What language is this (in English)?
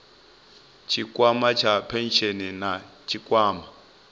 Venda